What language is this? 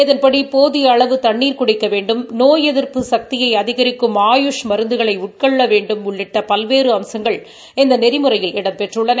Tamil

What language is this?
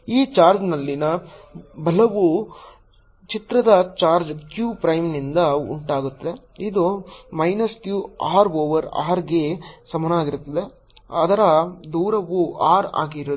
Kannada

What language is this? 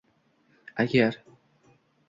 Uzbek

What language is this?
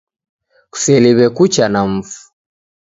Taita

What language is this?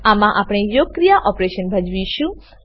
Gujarati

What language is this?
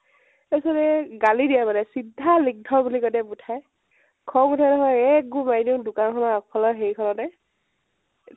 Assamese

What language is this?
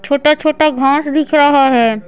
Hindi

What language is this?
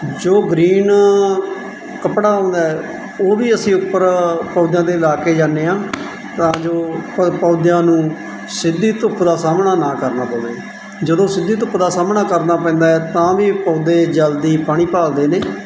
Punjabi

